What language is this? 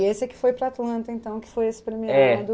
Portuguese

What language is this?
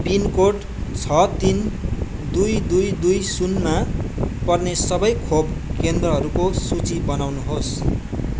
Nepali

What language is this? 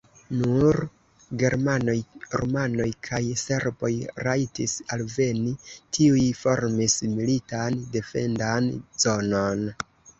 Esperanto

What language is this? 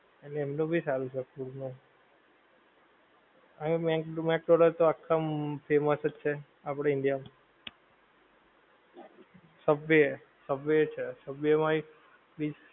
Gujarati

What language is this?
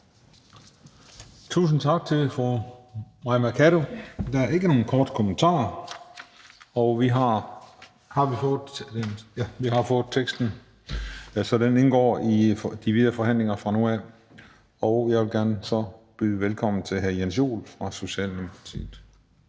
Danish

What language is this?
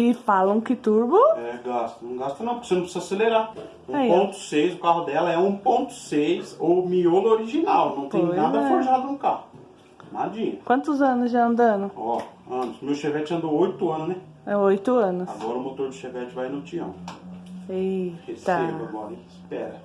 Portuguese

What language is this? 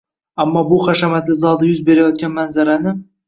Uzbek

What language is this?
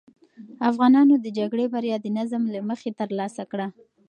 Pashto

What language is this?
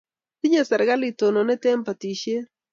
Kalenjin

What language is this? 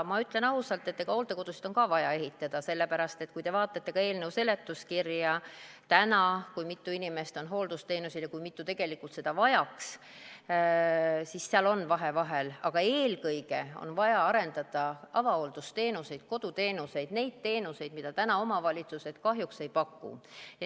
Estonian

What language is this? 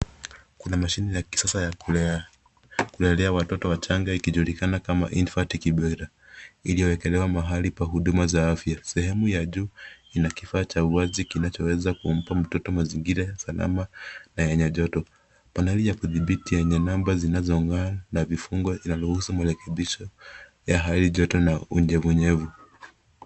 Swahili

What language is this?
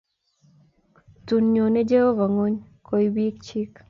Kalenjin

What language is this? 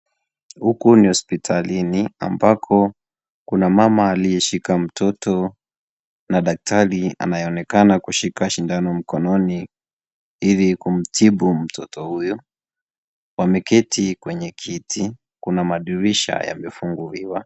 Swahili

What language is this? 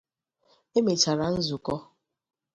Igbo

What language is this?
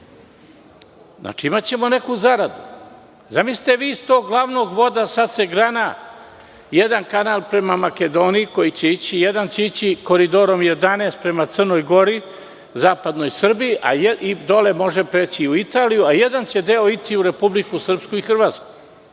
Serbian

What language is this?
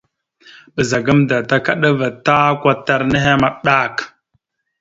Mada (Cameroon)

